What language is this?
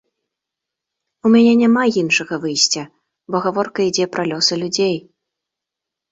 Belarusian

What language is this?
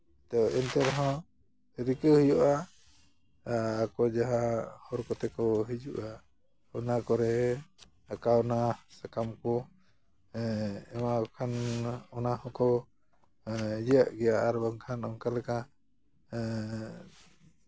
Santali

